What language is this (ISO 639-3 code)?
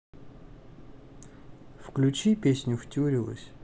rus